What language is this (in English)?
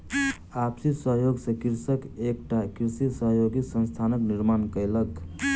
Maithili